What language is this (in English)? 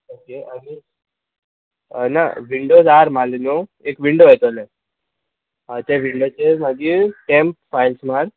Konkani